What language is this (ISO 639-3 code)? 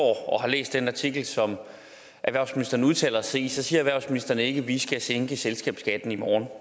dan